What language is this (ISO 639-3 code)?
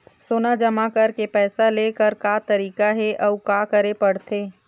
hne